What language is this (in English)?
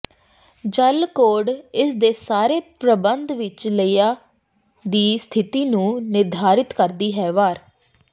Punjabi